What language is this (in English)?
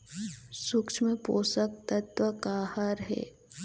Chhattisgarhi